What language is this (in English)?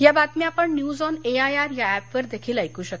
Marathi